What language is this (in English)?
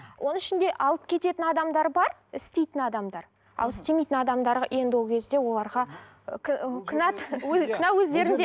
Kazakh